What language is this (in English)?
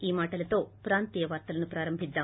Telugu